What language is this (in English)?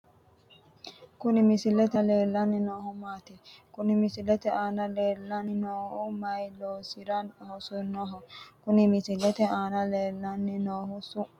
Sidamo